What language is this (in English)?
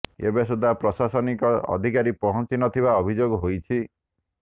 Odia